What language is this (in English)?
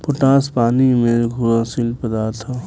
Bhojpuri